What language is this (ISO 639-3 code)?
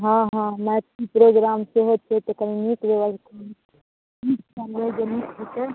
mai